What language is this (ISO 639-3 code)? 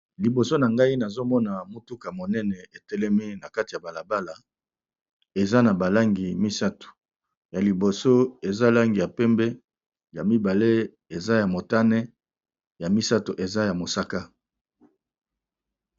lin